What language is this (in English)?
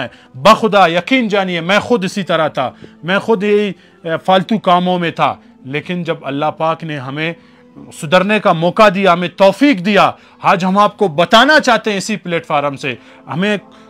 Hindi